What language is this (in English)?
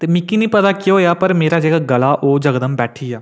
Dogri